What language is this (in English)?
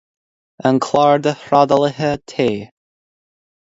Irish